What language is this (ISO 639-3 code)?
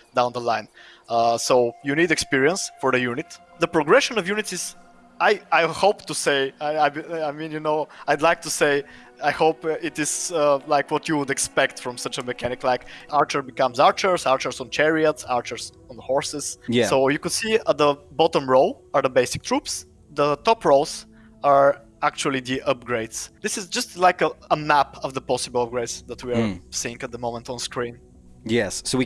eng